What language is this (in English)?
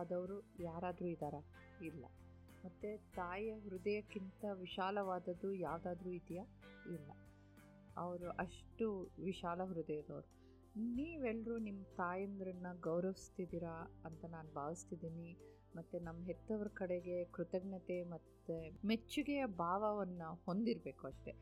Kannada